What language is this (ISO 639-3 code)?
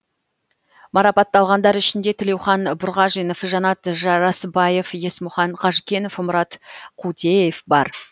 kaz